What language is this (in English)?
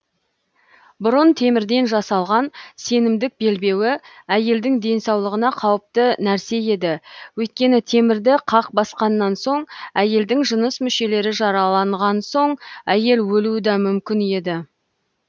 Kazakh